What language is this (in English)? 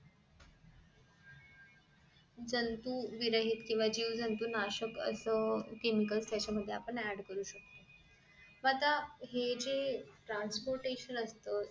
Marathi